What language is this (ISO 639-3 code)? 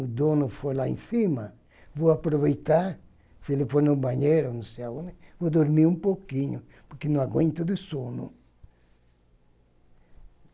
por